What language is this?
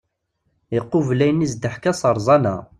Kabyle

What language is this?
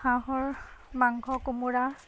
Assamese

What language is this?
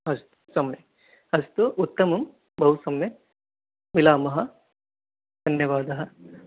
Sanskrit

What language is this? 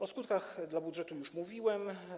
Polish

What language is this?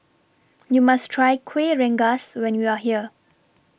English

